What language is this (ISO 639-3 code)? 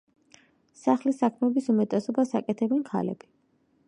kat